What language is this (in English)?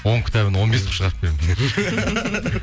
Kazakh